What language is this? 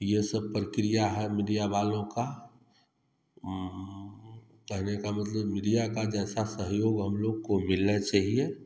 Hindi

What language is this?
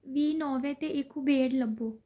Punjabi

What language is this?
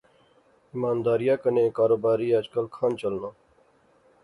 Pahari-Potwari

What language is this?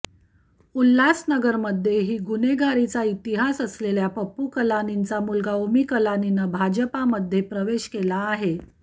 Marathi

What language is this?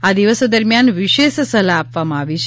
Gujarati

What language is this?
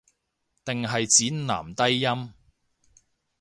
Cantonese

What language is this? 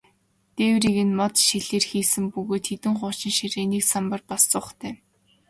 Mongolian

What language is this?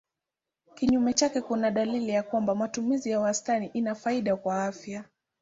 Swahili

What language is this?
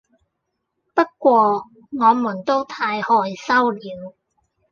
Cantonese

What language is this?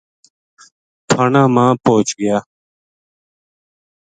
Gujari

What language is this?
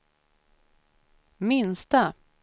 Swedish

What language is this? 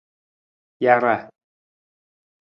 Nawdm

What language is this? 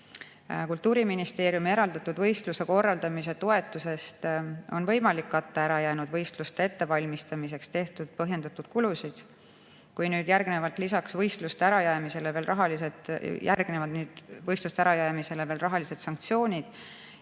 Estonian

